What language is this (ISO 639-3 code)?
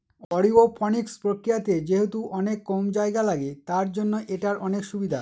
ben